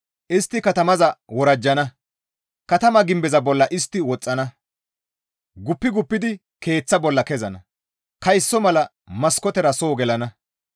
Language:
Gamo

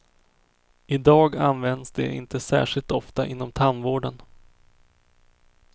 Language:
Swedish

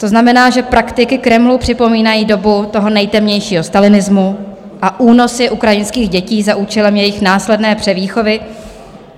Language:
Czech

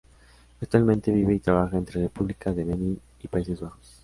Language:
Spanish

